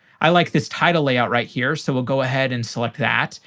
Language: English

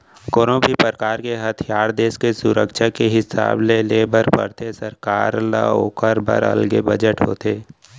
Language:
Chhattisgarhi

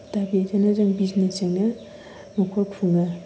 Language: Bodo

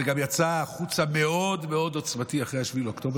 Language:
Hebrew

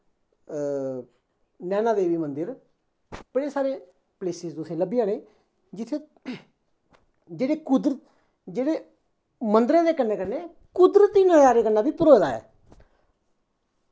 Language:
Dogri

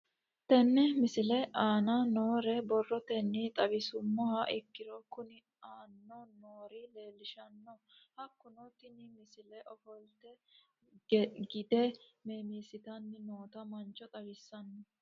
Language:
Sidamo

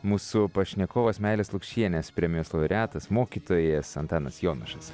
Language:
Lithuanian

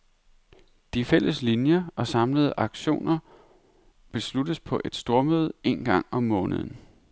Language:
Danish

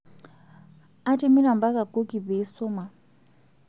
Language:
Masai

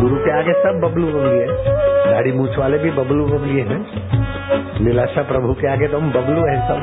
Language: Hindi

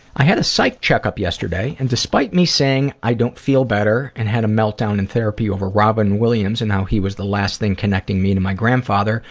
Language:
English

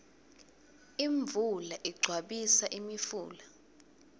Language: Swati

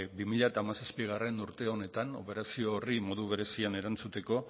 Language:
Basque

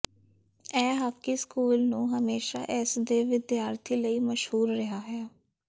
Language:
Punjabi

